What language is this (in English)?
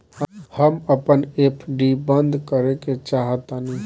Bhojpuri